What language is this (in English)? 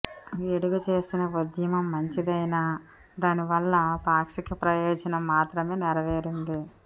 Telugu